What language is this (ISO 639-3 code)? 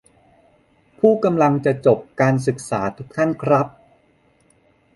tha